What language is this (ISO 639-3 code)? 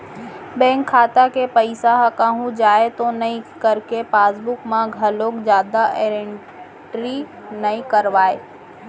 hne